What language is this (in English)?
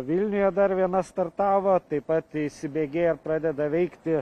Lithuanian